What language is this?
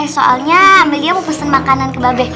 Indonesian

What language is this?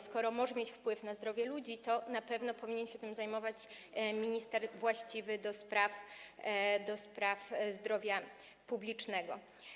Polish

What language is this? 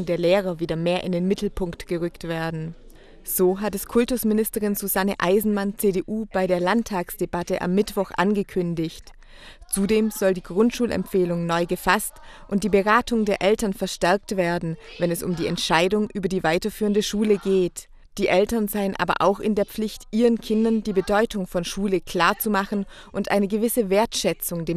German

